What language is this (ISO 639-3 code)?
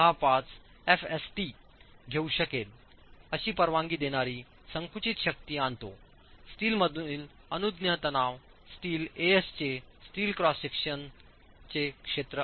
mar